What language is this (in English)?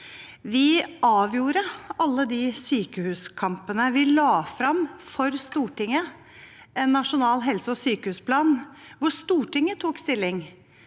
Norwegian